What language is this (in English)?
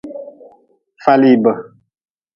Nawdm